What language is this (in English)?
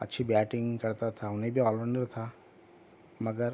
Urdu